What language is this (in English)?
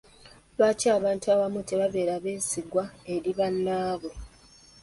Ganda